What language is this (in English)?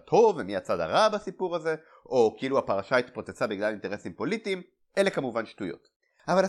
Hebrew